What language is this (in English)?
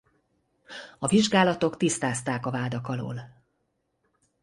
Hungarian